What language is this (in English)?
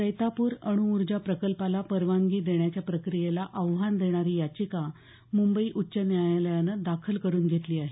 Marathi